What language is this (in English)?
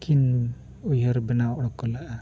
Santali